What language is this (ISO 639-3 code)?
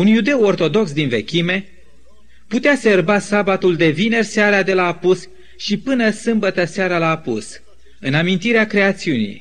ron